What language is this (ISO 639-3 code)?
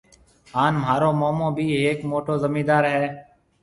mve